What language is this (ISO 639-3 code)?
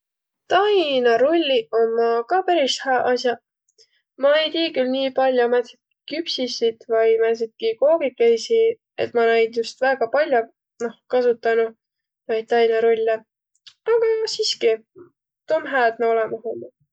vro